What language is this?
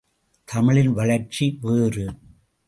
Tamil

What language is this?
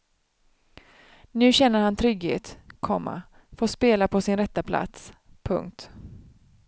Swedish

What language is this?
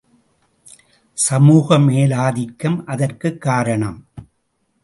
Tamil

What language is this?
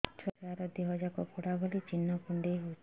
Odia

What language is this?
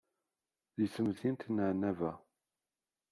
Kabyle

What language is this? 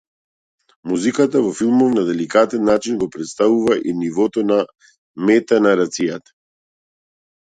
Macedonian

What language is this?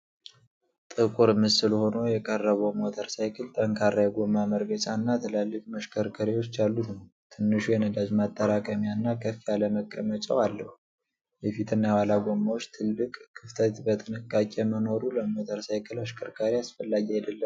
Amharic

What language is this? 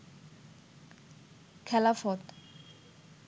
Bangla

